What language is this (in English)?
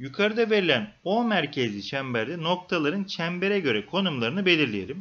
Turkish